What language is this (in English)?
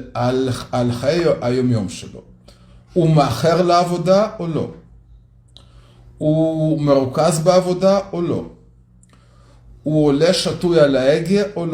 Hebrew